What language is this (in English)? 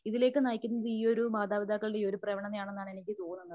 Malayalam